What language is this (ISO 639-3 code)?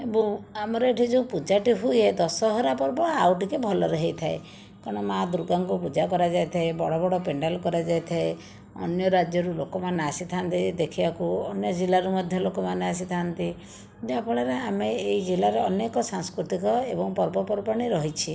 ori